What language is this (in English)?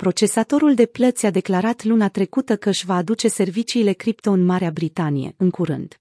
Romanian